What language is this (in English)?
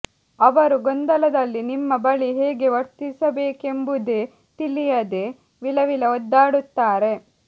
Kannada